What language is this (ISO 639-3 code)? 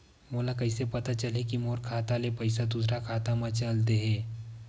hne